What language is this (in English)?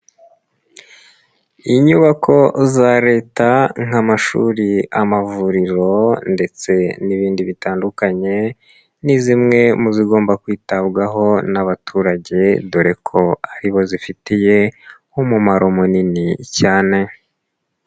Kinyarwanda